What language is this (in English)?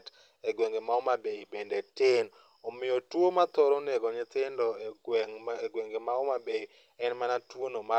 Luo (Kenya and Tanzania)